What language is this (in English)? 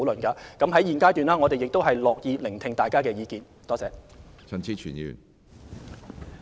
Cantonese